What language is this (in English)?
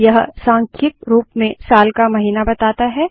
Hindi